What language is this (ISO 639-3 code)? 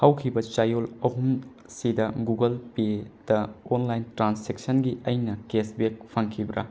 mni